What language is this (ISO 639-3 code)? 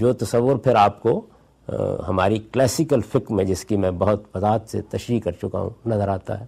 urd